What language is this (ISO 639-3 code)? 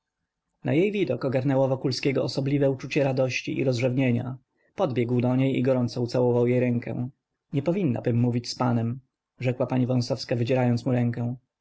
pol